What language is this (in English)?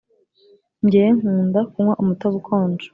Kinyarwanda